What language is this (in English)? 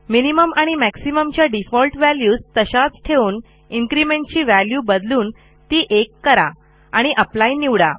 Marathi